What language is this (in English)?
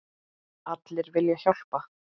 Icelandic